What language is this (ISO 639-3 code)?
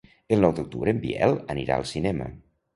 cat